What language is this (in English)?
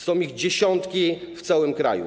Polish